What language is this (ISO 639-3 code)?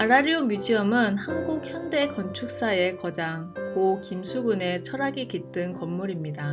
kor